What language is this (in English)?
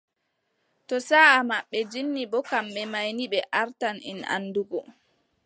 Adamawa Fulfulde